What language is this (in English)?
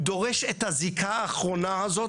Hebrew